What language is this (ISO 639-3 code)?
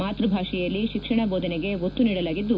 kan